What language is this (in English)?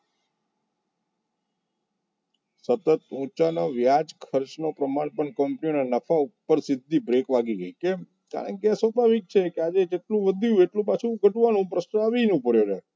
Gujarati